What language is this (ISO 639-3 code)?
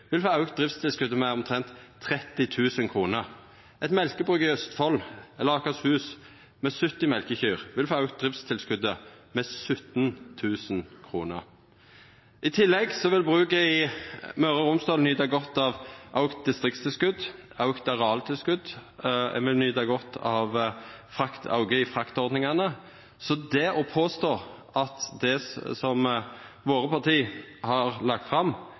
nno